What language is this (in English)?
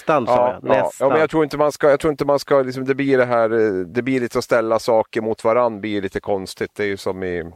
Swedish